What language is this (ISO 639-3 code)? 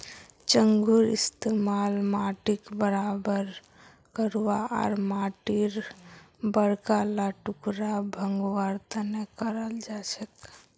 mag